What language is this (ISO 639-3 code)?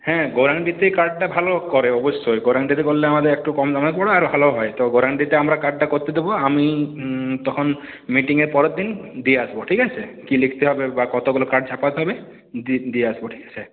ben